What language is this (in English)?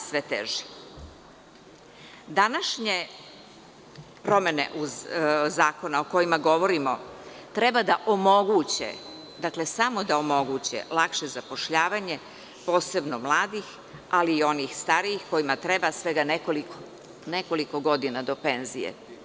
Serbian